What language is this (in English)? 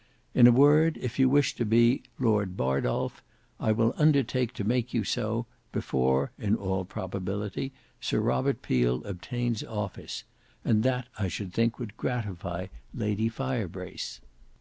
English